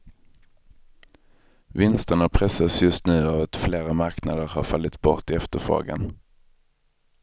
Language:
Swedish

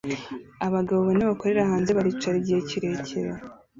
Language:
Kinyarwanda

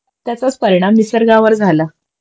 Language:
Marathi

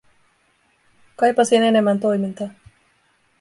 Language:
Finnish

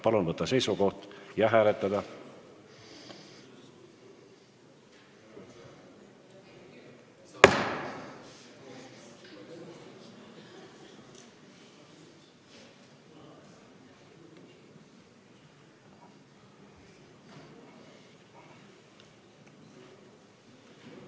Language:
Estonian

